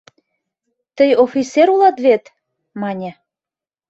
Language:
Mari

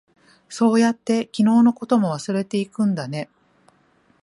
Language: Japanese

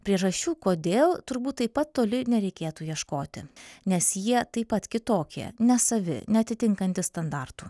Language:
Lithuanian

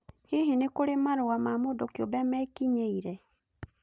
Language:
Kikuyu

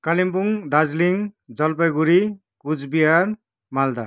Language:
Nepali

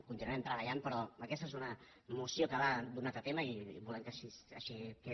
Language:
Catalan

